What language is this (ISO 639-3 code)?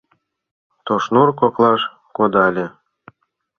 chm